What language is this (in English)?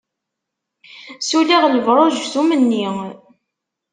Kabyle